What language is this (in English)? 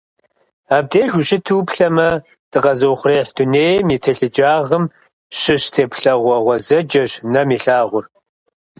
Kabardian